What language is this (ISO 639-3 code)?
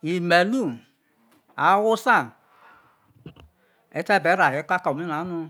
iso